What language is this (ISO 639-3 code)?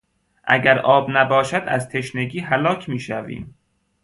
fas